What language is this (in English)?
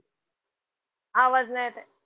Marathi